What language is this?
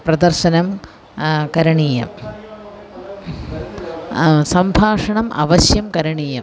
Sanskrit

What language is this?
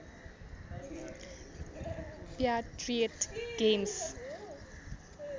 Nepali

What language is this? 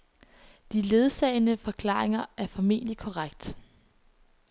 Danish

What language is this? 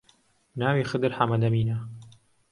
Central Kurdish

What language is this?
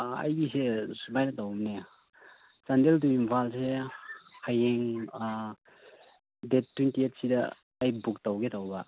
Manipuri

